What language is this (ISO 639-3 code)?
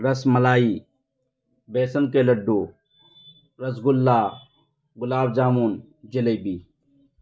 urd